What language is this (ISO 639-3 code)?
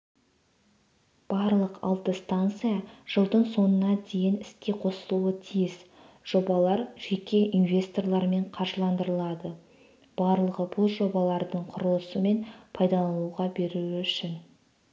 kaz